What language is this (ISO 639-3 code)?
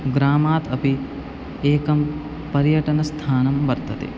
san